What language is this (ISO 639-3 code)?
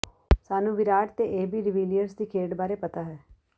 pan